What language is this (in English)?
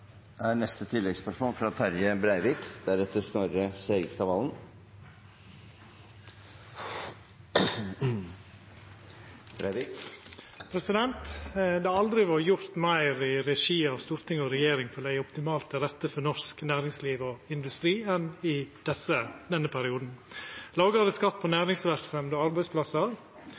Norwegian Nynorsk